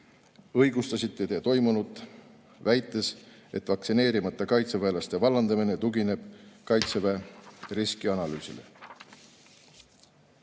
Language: Estonian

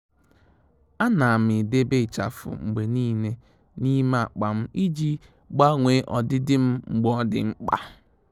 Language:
Igbo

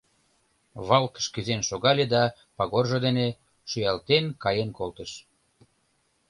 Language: Mari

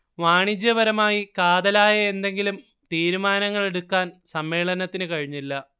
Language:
Malayalam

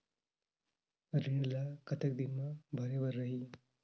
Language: Chhattisgarhi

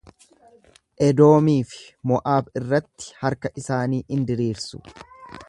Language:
Oromo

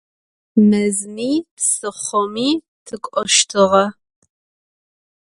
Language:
Adyghe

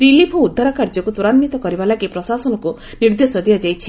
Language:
Odia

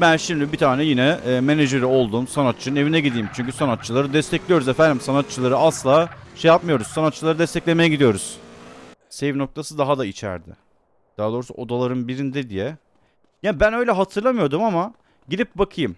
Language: Turkish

